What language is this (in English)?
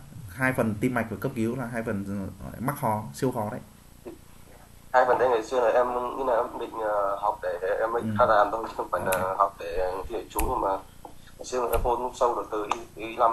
Vietnamese